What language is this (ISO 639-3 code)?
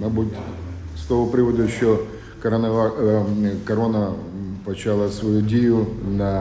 ukr